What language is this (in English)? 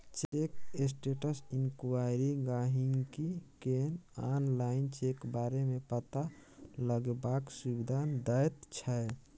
Maithili